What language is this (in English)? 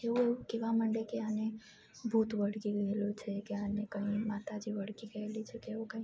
Gujarati